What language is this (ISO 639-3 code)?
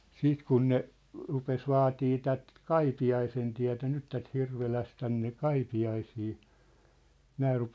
fin